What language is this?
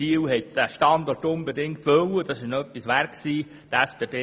Swiss German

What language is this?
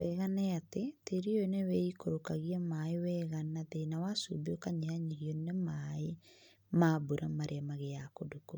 Kikuyu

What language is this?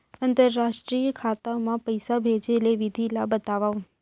Chhattisgarhi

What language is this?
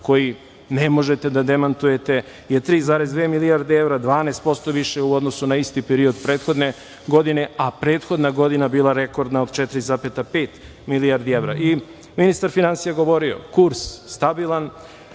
Serbian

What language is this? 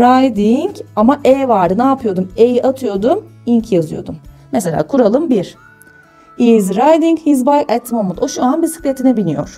Turkish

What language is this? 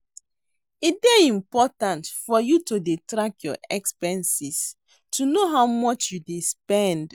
Nigerian Pidgin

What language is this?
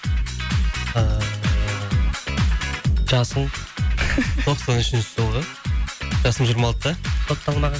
Kazakh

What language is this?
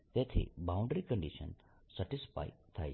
Gujarati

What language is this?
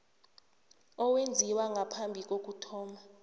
South Ndebele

